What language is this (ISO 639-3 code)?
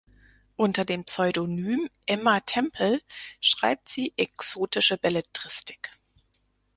deu